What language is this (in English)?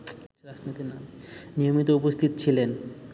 Bangla